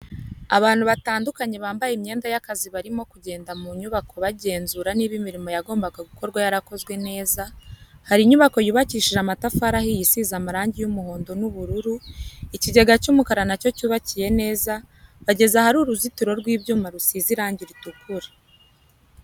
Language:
Kinyarwanda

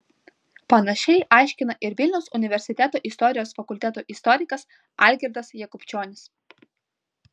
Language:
Lithuanian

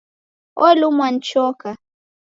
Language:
Taita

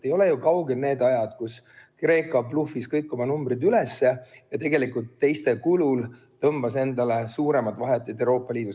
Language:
Estonian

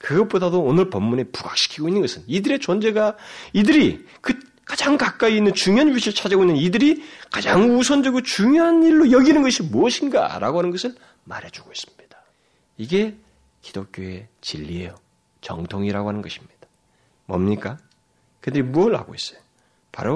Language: Korean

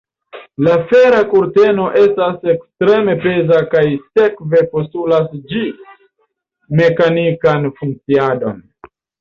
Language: Esperanto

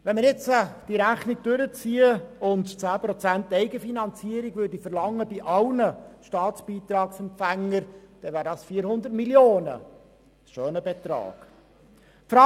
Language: Swiss German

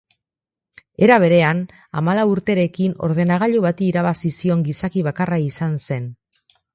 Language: Basque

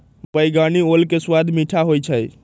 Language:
Magahi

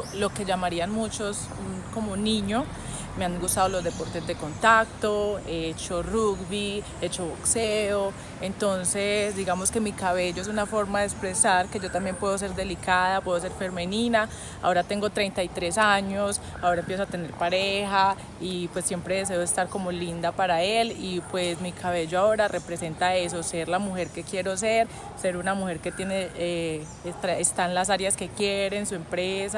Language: Spanish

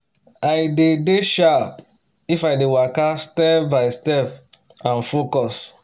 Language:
Nigerian Pidgin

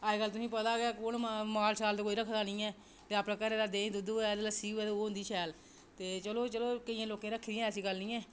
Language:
Dogri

